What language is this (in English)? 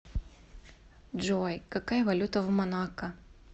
Russian